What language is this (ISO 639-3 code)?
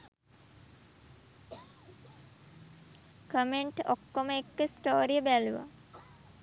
sin